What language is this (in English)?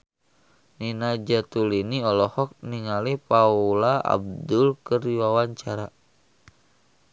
Sundanese